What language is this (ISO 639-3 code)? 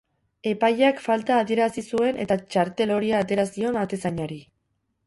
eus